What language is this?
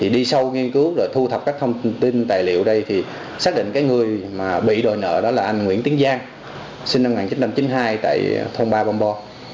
Vietnamese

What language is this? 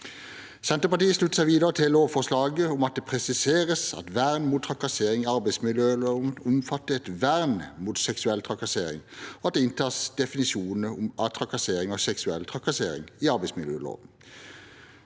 Norwegian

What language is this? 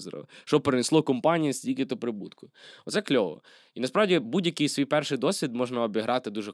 Ukrainian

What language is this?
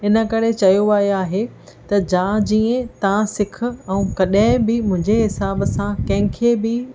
Sindhi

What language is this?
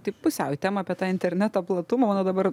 Lithuanian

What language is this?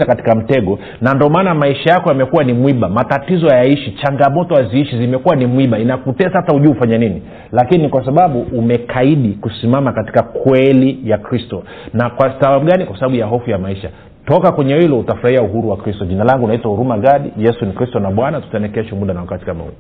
Swahili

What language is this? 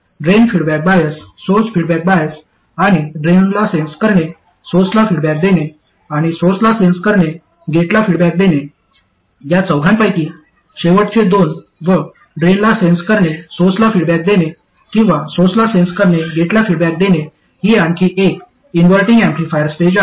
Marathi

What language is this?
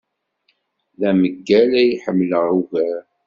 Kabyle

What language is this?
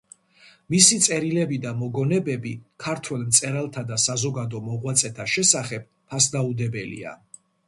Georgian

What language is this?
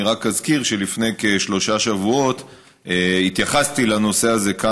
Hebrew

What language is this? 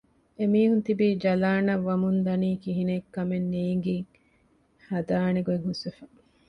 Divehi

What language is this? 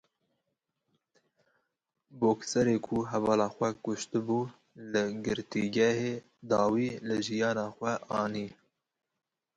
Kurdish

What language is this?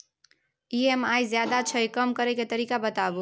Maithili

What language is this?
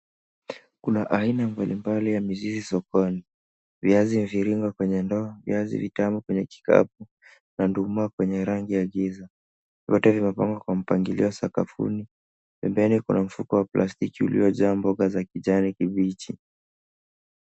Swahili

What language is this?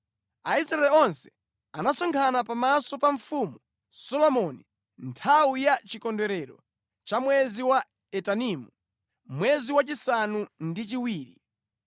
Nyanja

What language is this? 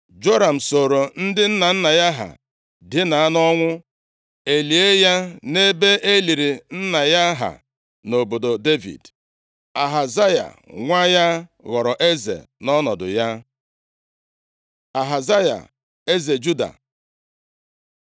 Igbo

